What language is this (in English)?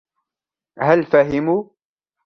Arabic